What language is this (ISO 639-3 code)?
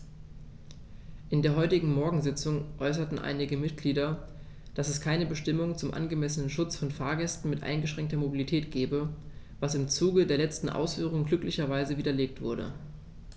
deu